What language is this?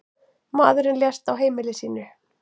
Icelandic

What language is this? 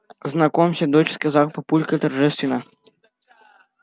Russian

